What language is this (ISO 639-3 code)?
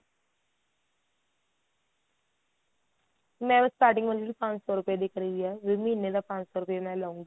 pan